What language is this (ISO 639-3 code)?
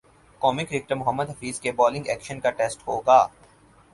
urd